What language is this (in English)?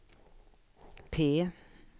Swedish